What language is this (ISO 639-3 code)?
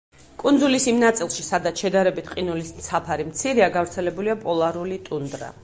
kat